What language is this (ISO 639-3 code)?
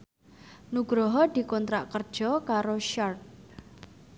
jav